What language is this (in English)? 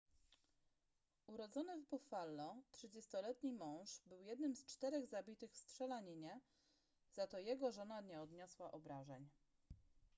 Polish